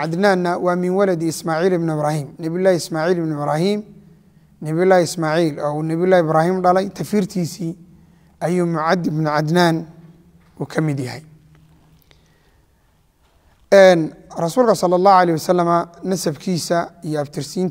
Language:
Arabic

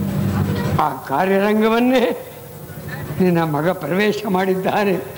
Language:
Arabic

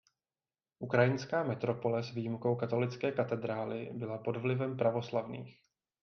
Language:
Czech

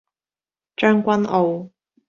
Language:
Cantonese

